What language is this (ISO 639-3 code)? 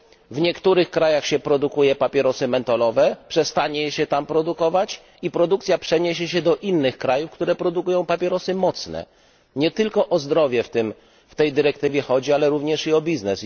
pol